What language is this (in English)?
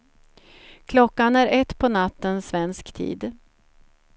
Swedish